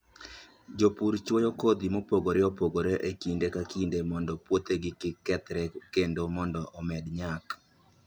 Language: Luo (Kenya and Tanzania)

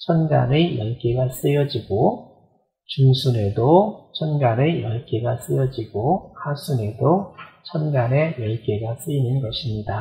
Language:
Korean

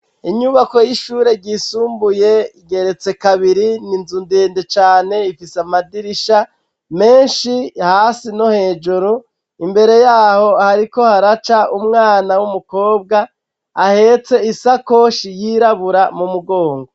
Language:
Rundi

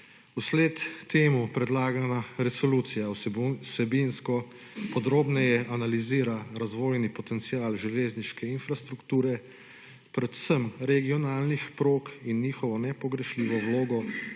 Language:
Slovenian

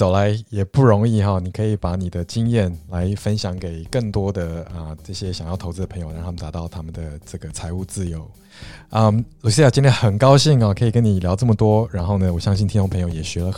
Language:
Chinese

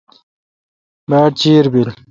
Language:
Kalkoti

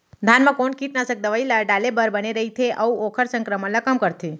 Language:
Chhattisgarhi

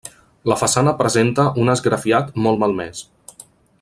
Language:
Catalan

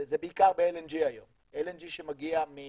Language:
Hebrew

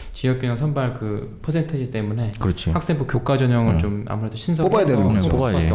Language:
Korean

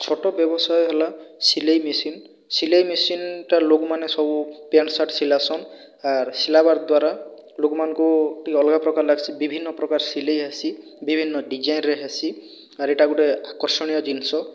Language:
Odia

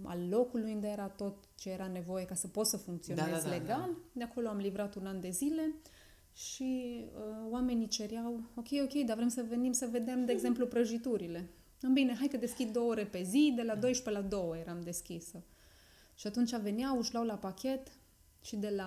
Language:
Romanian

